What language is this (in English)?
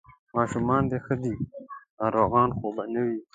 Pashto